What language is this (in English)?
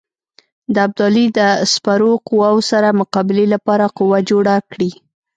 Pashto